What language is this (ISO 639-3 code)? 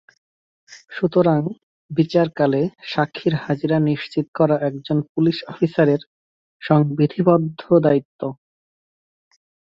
ben